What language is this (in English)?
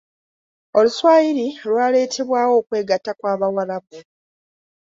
Ganda